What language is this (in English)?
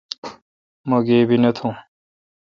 Kalkoti